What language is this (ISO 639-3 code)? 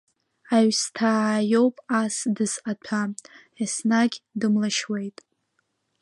abk